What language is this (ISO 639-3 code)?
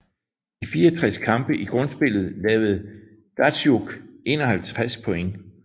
dan